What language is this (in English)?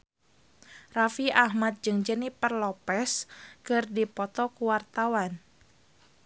Sundanese